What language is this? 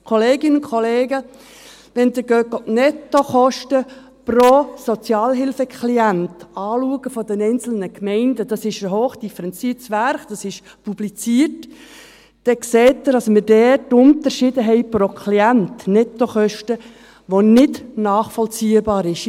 Swiss German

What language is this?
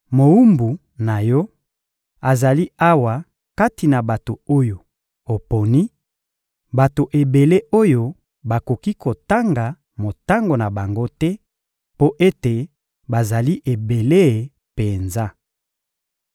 Lingala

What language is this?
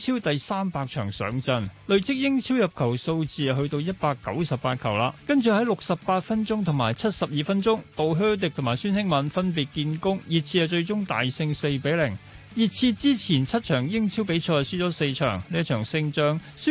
Chinese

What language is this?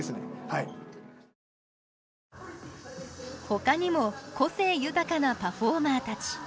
Japanese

